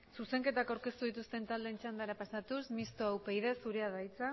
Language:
Basque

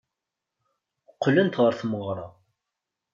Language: Kabyle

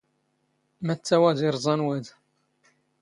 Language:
Standard Moroccan Tamazight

